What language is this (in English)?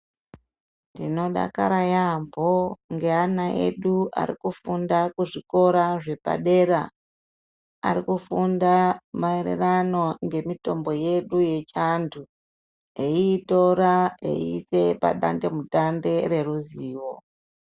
Ndau